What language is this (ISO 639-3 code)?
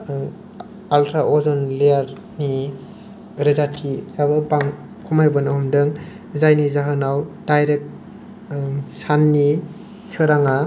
brx